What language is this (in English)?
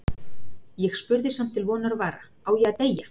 Icelandic